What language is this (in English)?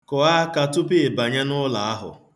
Igbo